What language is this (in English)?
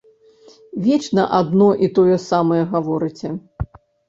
Belarusian